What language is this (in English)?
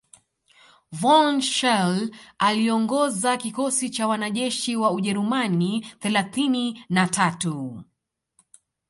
Swahili